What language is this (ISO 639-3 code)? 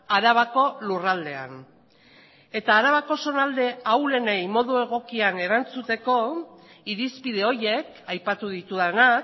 eus